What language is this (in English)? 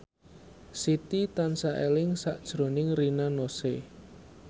Javanese